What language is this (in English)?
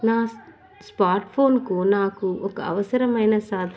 Telugu